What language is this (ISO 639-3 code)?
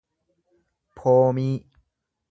orm